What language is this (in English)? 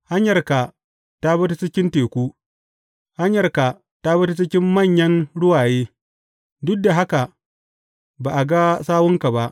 Hausa